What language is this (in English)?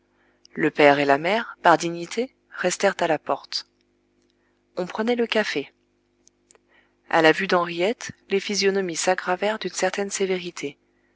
French